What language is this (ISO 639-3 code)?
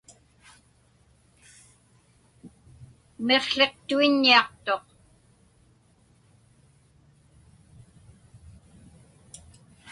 ipk